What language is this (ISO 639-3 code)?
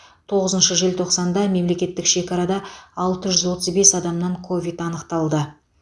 kaz